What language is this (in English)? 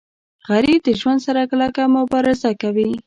Pashto